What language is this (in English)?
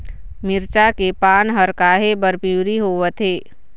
Chhattisgarhi